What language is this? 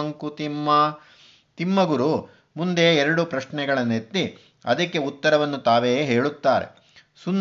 Kannada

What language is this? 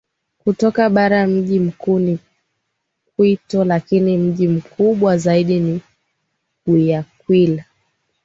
Swahili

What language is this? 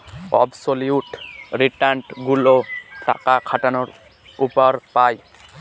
Bangla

